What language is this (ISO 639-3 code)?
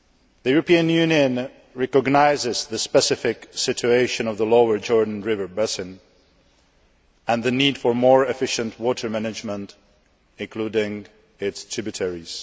eng